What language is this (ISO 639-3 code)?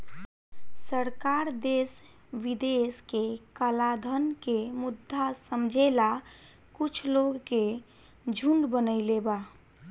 bho